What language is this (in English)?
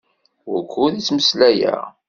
Kabyle